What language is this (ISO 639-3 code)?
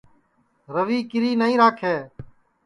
ssi